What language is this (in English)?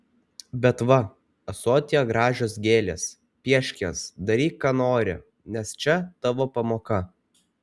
Lithuanian